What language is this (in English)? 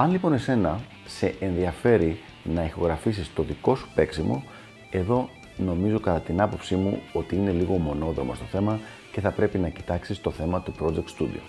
Greek